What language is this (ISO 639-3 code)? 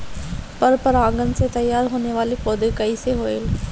bho